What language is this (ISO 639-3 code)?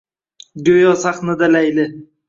uzb